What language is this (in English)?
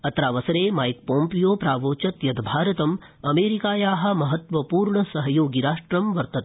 Sanskrit